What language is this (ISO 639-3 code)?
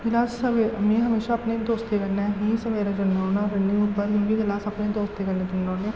doi